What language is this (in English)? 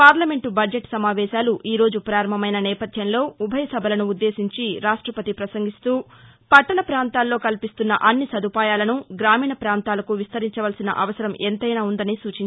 Telugu